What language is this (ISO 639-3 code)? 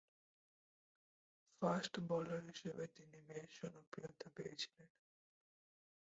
ben